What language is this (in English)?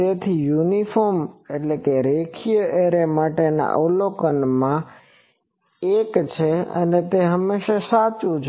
Gujarati